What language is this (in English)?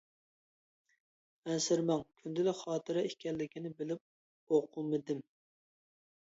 Uyghur